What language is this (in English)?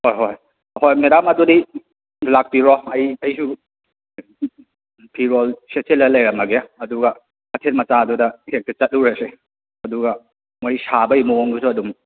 Manipuri